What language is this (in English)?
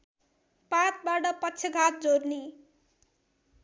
Nepali